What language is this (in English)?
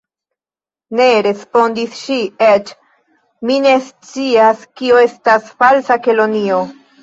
Esperanto